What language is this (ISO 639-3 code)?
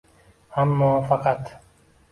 uzb